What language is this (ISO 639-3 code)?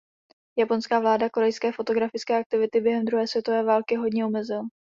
ces